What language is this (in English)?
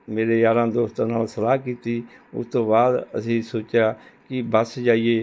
Punjabi